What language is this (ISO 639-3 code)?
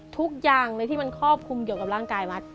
tha